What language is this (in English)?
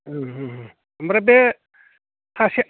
Bodo